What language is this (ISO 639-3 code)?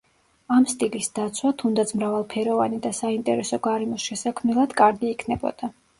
kat